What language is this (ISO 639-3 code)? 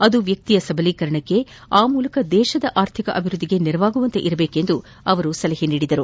kan